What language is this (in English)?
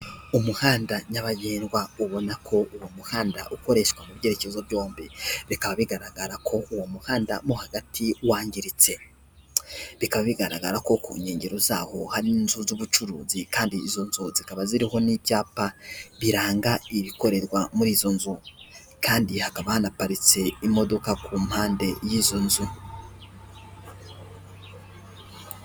Kinyarwanda